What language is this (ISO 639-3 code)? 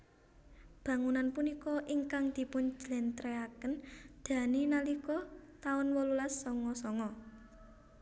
jav